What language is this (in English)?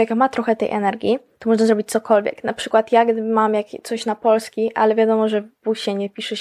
Polish